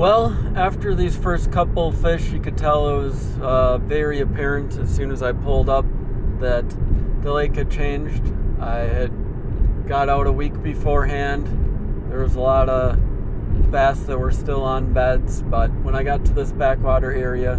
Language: English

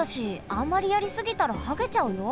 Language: Japanese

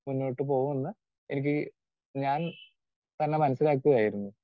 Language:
Malayalam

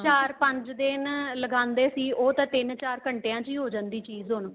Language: Punjabi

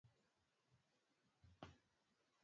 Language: Swahili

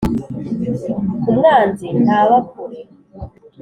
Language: Kinyarwanda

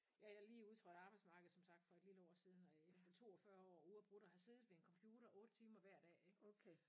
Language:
Danish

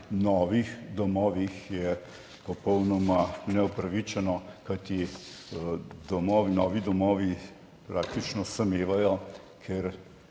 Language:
Slovenian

